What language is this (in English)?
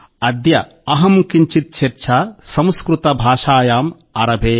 Telugu